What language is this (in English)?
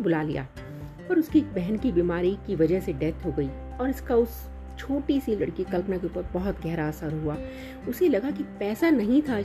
Hindi